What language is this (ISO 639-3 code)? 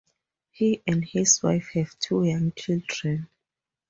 eng